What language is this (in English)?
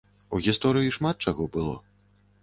Belarusian